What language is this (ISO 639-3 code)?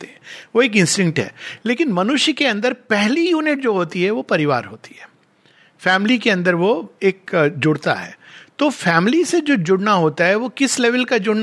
hin